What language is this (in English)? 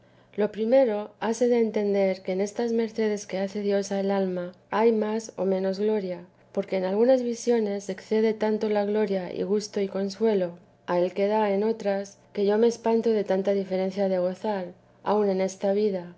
Spanish